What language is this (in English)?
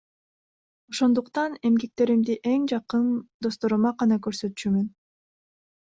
Kyrgyz